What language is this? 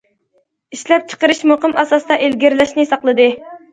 Uyghur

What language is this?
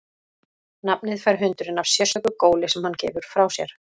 Icelandic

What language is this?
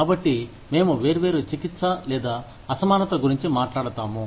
Telugu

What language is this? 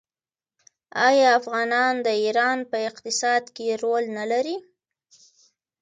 Pashto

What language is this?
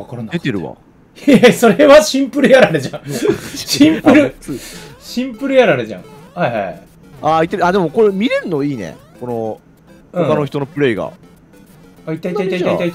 Japanese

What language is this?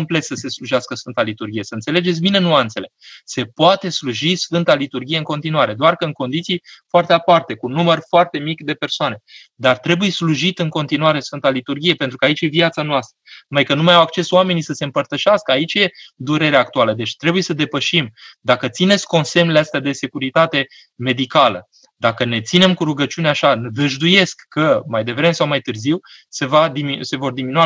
Romanian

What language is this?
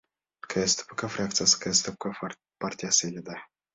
Kyrgyz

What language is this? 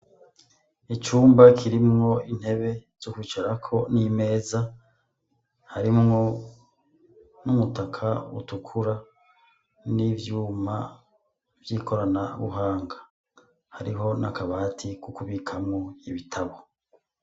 Rundi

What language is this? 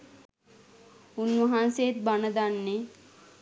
Sinhala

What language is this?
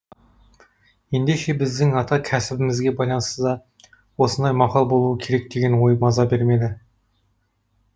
Kazakh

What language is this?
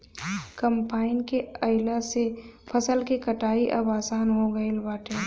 Bhojpuri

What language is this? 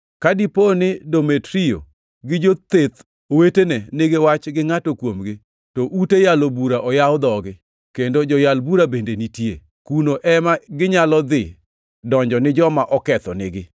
Luo (Kenya and Tanzania)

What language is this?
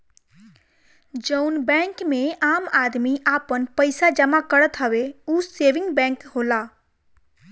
Bhojpuri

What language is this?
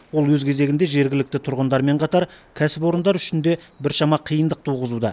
Kazakh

